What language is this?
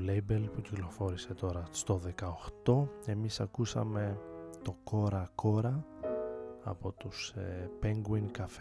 Greek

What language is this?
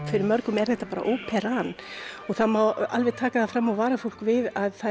Icelandic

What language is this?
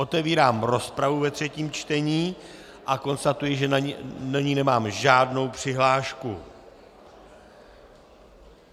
Czech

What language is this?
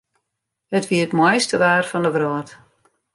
Western Frisian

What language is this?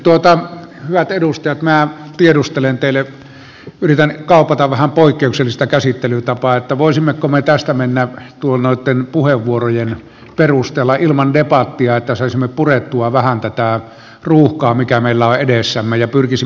Finnish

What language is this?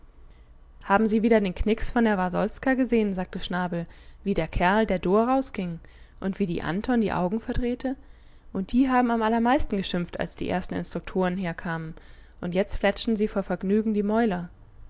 German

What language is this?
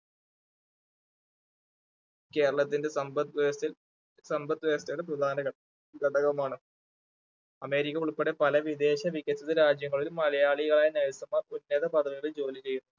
Malayalam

